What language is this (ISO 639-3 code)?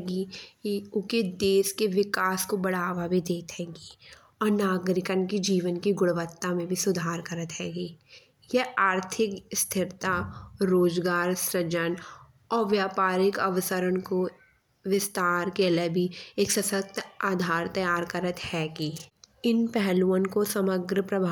bns